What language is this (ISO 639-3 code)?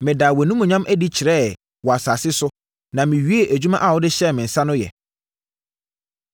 aka